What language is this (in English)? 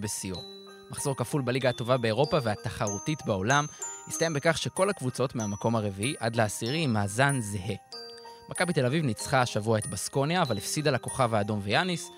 Hebrew